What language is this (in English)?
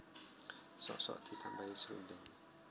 Javanese